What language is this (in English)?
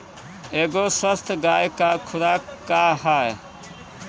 Bhojpuri